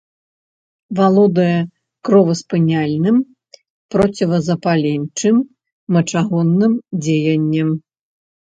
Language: Belarusian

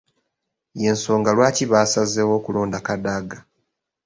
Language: Ganda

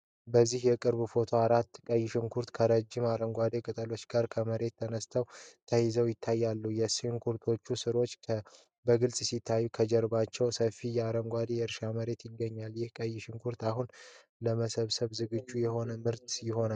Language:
Amharic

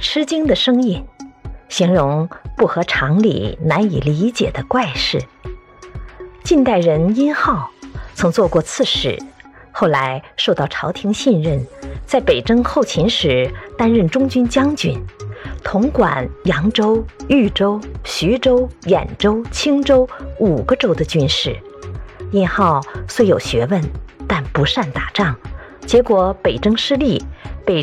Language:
Chinese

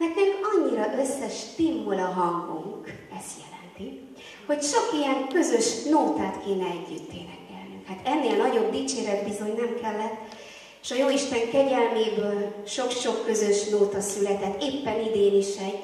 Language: Hungarian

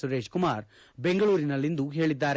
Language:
Kannada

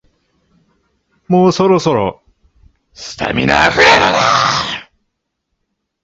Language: Japanese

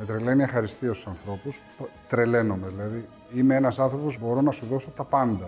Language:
Greek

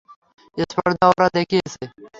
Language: Bangla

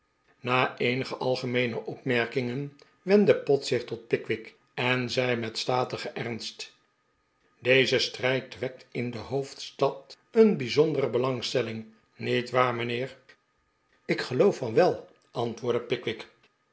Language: Dutch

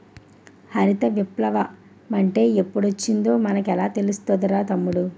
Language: Telugu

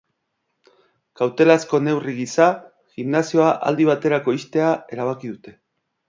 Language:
Basque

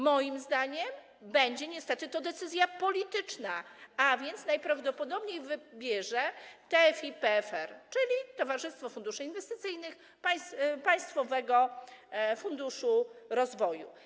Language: Polish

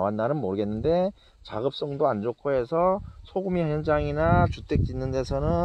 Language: Korean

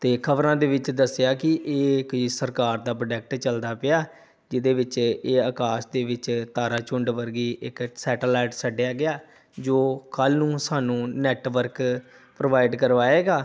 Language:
Punjabi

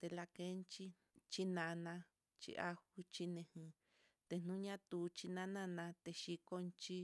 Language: Mitlatongo Mixtec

